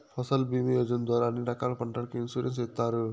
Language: Telugu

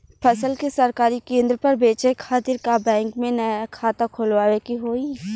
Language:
Bhojpuri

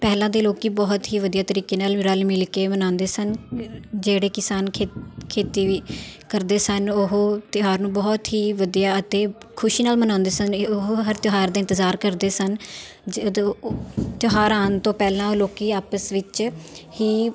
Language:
Punjabi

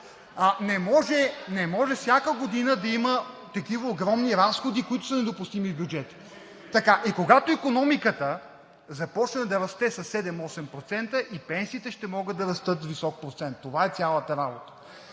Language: Bulgarian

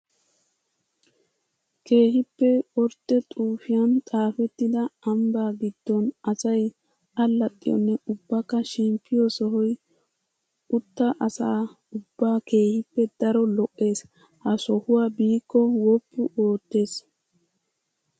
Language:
Wolaytta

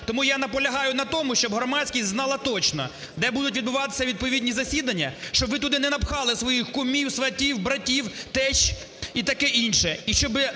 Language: Ukrainian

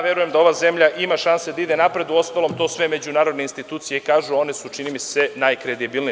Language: Serbian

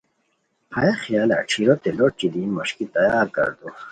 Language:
Khowar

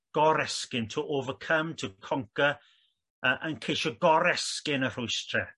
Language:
Welsh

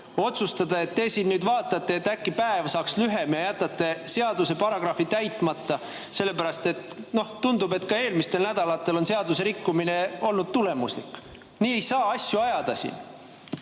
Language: Estonian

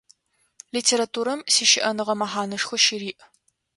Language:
Adyghe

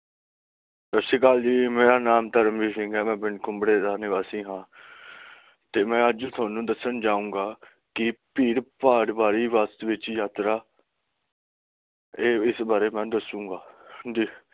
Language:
Punjabi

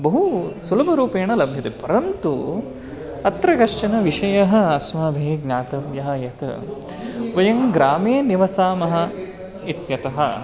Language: Sanskrit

